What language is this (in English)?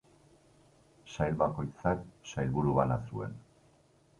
Basque